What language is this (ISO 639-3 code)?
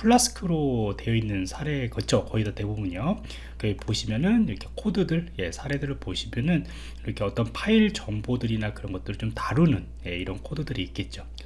kor